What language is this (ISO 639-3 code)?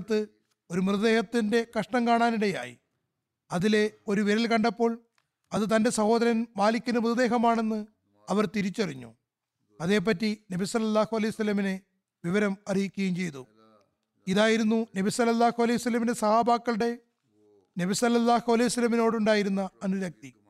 mal